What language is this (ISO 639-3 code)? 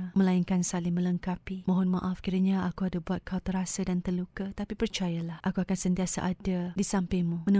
msa